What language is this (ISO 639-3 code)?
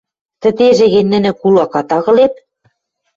mrj